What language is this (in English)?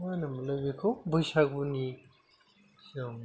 Bodo